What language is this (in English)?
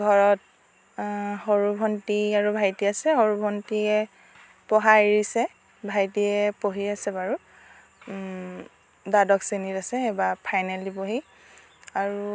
Assamese